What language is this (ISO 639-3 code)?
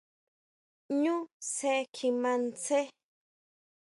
mau